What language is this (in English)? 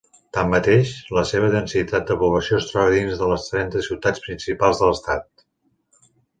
Catalan